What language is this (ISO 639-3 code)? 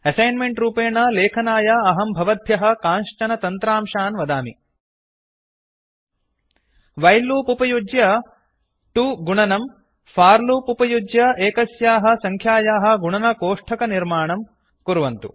san